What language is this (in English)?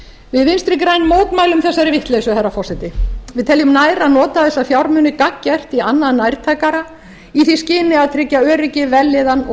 Icelandic